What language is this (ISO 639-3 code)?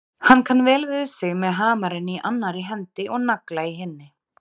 isl